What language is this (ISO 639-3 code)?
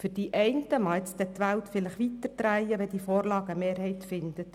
gsw